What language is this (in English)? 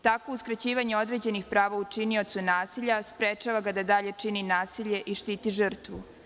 Serbian